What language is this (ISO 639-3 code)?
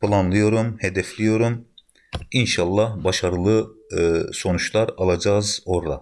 tur